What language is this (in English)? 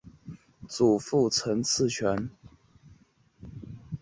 Chinese